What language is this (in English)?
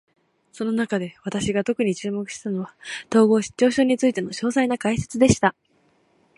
Japanese